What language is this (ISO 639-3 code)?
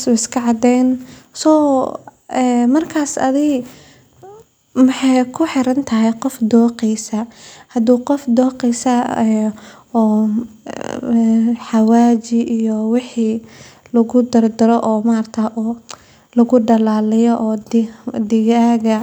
som